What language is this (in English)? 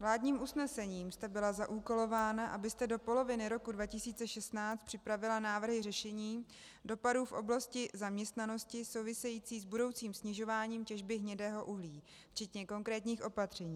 Czech